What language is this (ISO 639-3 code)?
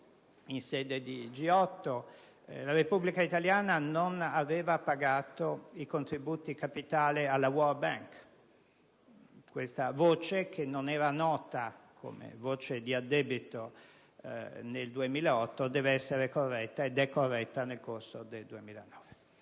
ita